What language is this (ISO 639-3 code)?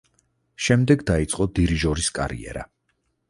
kat